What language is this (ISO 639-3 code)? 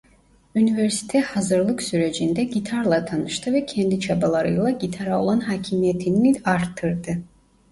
tur